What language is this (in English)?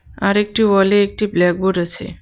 Bangla